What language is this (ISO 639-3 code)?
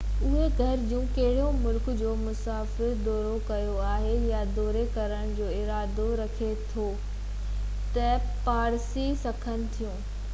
snd